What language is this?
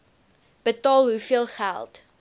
Afrikaans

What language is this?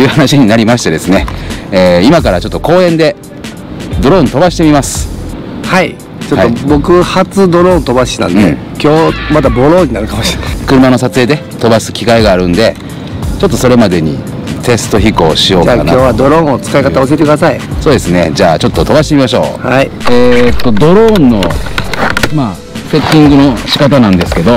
Japanese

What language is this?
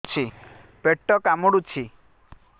Odia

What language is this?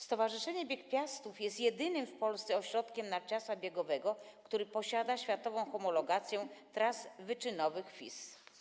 Polish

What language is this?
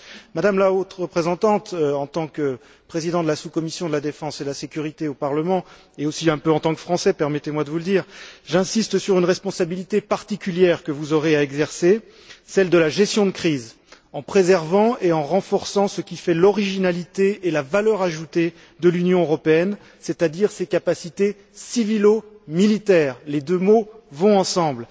French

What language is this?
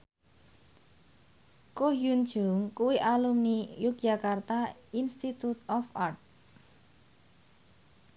Javanese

